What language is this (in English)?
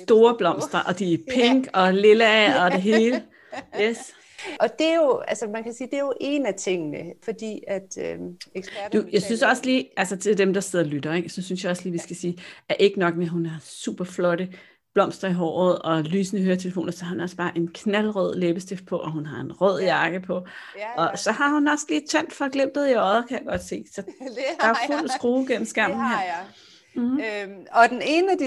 Danish